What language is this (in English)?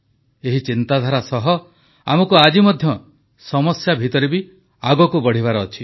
Odia